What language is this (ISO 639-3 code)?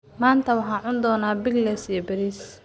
som